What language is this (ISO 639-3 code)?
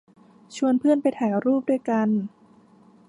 tha